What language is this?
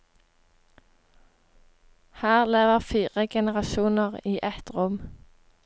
Norwegian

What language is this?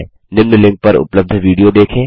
Hindi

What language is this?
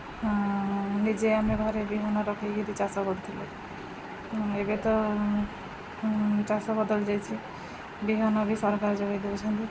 Odia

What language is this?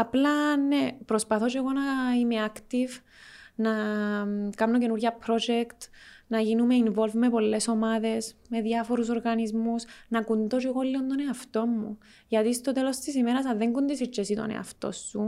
Greek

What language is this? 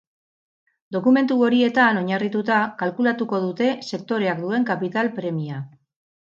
Basque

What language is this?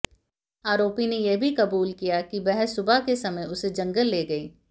Hindi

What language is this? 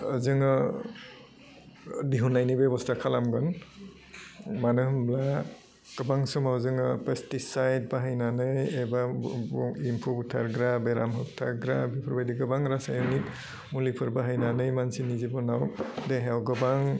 Bodo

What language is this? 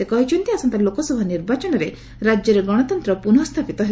Odia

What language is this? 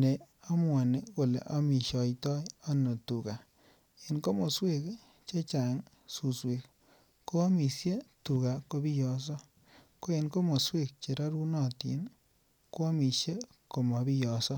Kalenjin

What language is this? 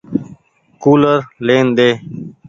Goaria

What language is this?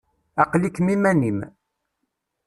Kabyle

